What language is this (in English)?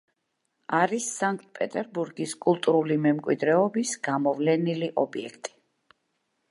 Georgian